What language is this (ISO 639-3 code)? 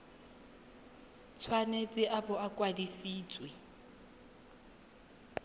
tsn